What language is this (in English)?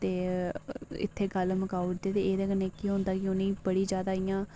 Dogri